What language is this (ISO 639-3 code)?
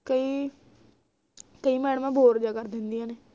pan